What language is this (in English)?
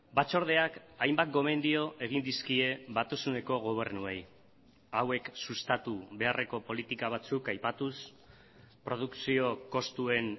Basque